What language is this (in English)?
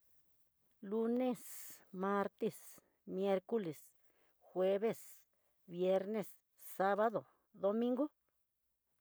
Tidaá Mixtec